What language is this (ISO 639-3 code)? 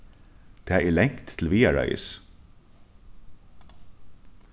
fao